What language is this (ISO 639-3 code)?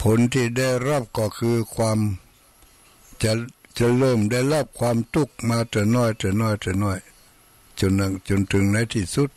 tha